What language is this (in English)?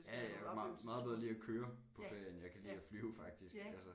Danish